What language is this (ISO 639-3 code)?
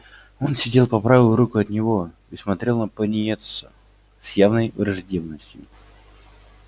rus